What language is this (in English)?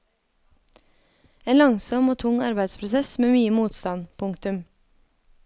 Norwegian